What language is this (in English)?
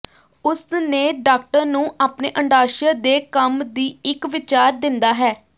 Punjabi